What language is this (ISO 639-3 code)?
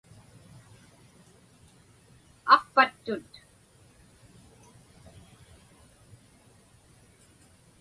ipk